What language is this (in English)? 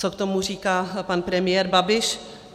Czech